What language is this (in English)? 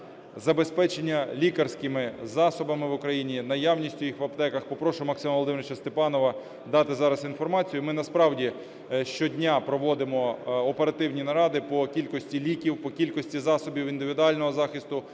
Ukrainian